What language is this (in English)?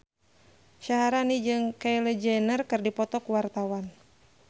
Sundanese